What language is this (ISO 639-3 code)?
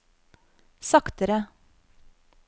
nor